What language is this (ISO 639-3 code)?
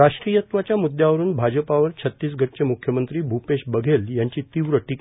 mar